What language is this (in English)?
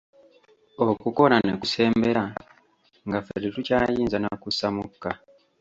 Ganda